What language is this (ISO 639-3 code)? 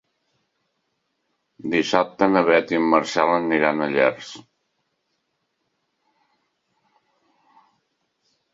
cat